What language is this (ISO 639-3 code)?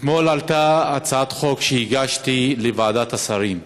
heb